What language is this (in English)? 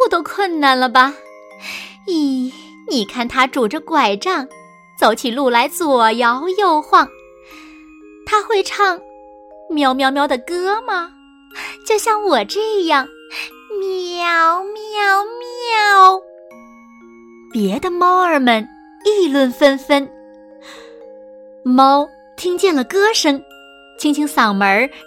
Chinese